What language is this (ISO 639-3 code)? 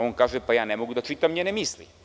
srp